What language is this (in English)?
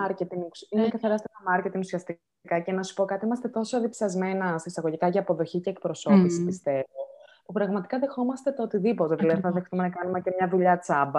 Greek